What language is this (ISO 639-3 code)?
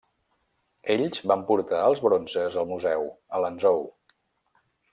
cat